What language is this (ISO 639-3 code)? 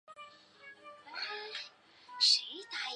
zho